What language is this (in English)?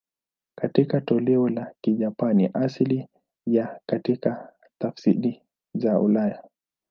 Swahili